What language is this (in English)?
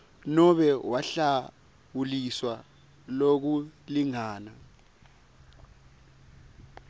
Swati